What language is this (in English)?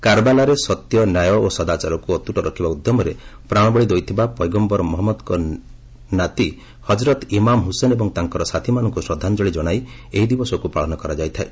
Odia